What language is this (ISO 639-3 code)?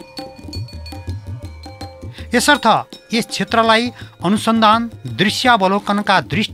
hin